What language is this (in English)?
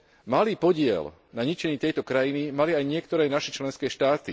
Slovak